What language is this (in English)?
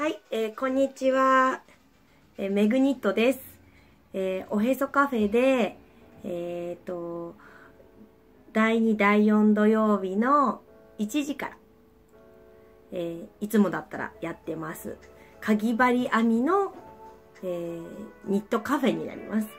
Japanese